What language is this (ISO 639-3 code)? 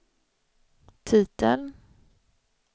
swe